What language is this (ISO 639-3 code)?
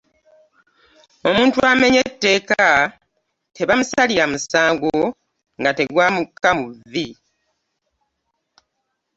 lug